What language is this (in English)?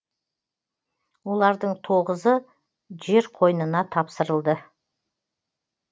Kazakh